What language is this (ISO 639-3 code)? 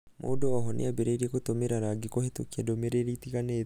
kik